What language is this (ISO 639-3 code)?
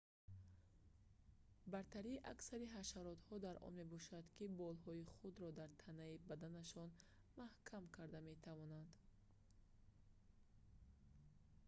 tgk